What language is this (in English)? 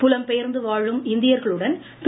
Tamil